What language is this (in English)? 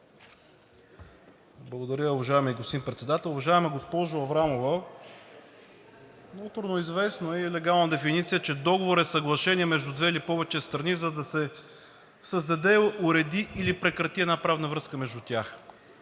Bulgarian